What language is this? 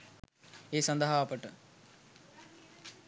Sinhala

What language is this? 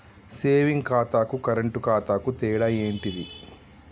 Telugu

